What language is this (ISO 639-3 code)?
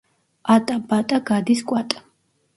kat